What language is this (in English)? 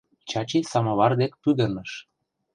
Mari